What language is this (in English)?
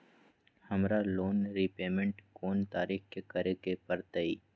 Magahi